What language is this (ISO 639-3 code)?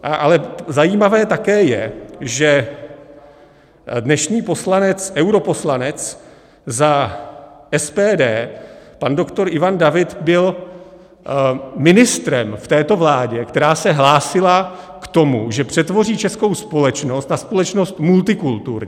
ces